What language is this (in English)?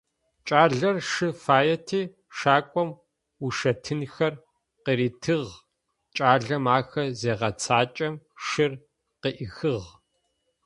Adyghe